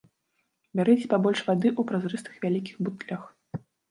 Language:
Belarusian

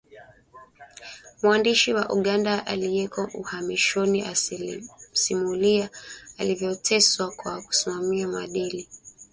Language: Swahili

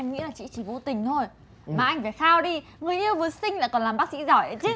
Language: Vietnamese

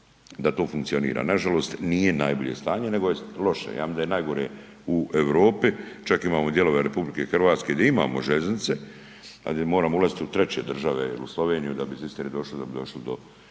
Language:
Croatian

